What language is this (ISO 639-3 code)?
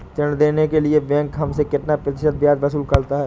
hin